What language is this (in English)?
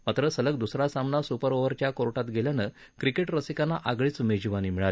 Marathi